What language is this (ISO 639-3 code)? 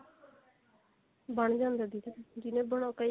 pan